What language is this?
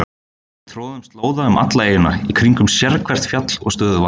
Icelandic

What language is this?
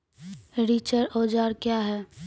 Maithili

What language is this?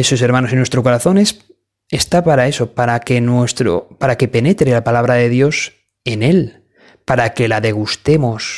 Spanish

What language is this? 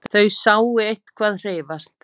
Icelandic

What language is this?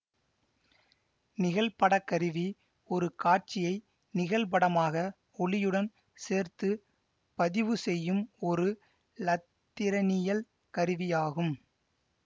Tamil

